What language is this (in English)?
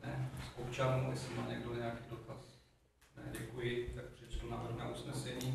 Czech